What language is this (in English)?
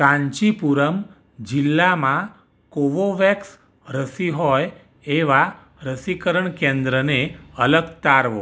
Gujarati